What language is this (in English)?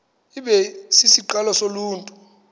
Xhosa